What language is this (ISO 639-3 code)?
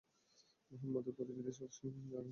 ben